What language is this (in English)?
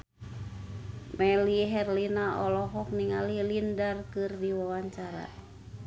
Sundanese